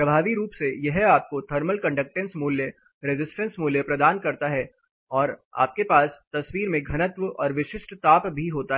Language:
Hindi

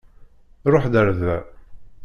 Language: Kabyle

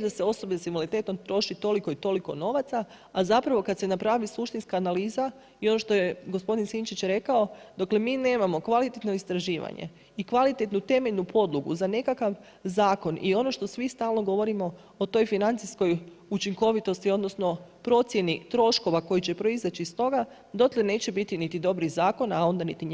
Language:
Croatian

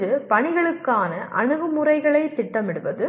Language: Tamil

